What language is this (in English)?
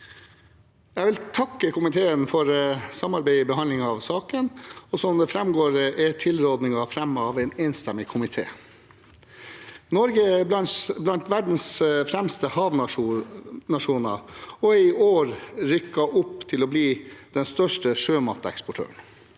Norwegian